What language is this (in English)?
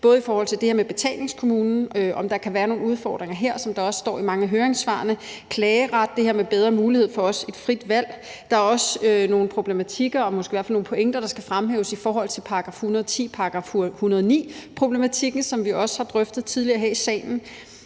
Danish